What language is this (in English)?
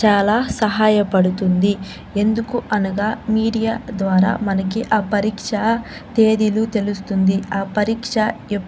Telugu